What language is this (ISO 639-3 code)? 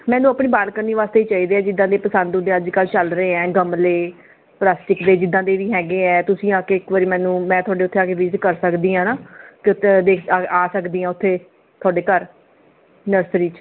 pan